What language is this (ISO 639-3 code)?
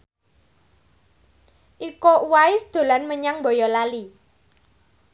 jav